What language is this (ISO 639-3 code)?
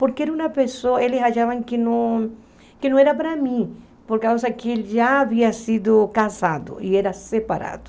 por